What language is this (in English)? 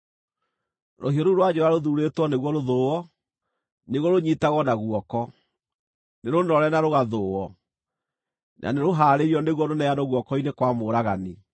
Kikuyu